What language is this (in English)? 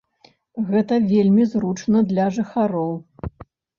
Belarusian